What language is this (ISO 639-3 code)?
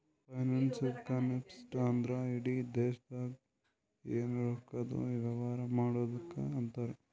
kan